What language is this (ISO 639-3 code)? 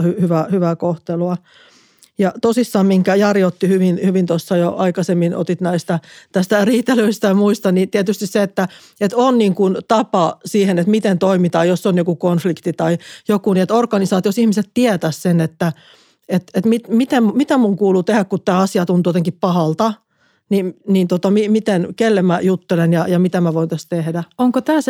fin